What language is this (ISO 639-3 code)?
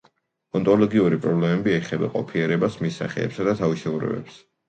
kat